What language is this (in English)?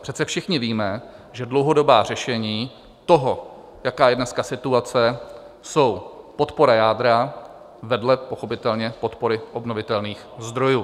Czech